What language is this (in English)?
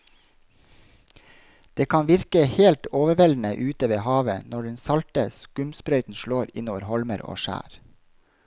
Norwegian